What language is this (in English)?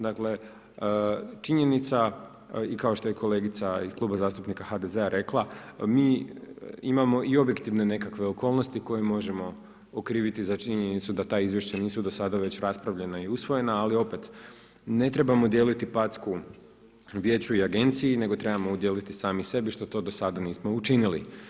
Croatian